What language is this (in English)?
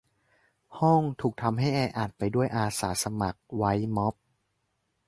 Thai